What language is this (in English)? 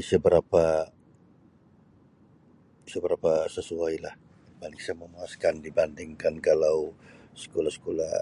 Sabah Bisaya